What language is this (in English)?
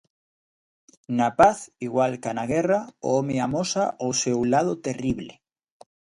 Galician